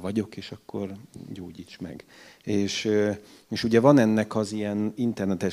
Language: Hungarian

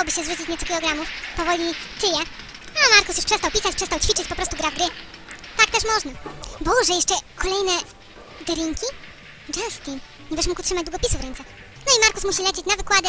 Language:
Polish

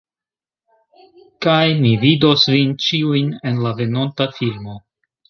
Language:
Esperanto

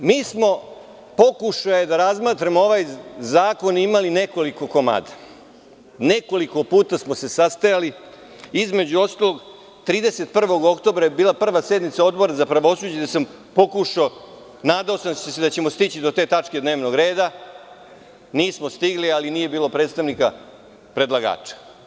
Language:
Serbian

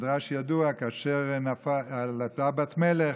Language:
Hebrew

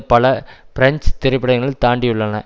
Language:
Tamil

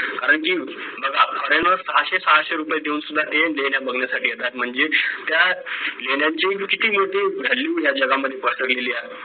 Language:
Marathi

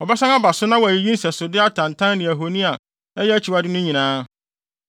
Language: Akan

